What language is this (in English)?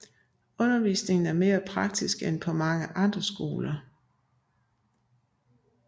Danish